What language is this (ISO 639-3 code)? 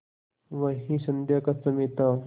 hin